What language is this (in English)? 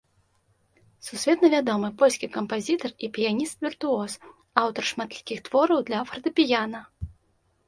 Belarusian